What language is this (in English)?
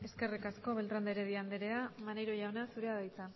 Basque